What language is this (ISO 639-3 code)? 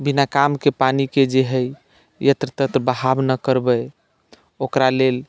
mai